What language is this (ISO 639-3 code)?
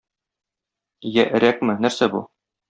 tat